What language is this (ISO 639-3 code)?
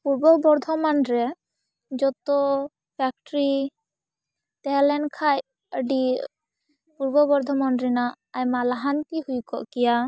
sat